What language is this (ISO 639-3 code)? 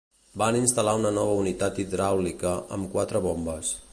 cat